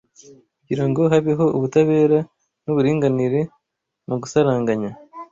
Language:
Kinyarwanda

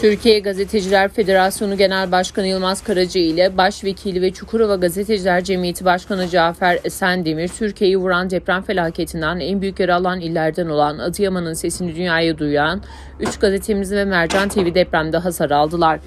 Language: Turkish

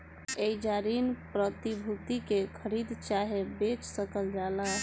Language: Bhojpuri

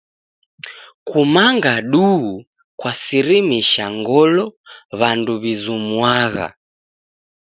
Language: Taita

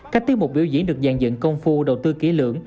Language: Vietnamese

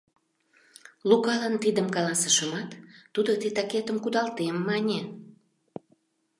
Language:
Mari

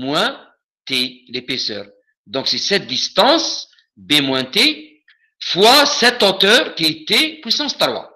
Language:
French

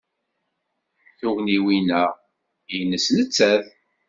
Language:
Kabyle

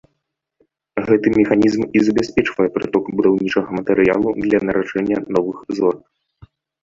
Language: Belarusian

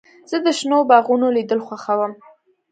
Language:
Pashto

